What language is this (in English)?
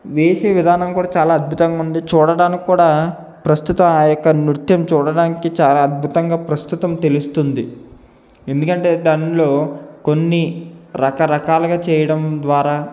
Telugu